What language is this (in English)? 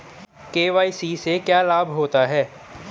Hindi